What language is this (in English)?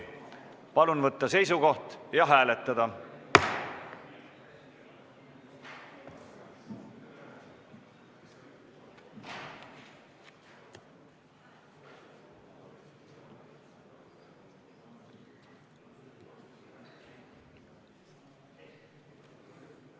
Estonian